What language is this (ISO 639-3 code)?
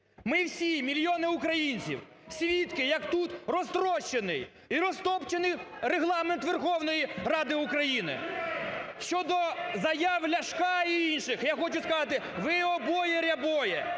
ukr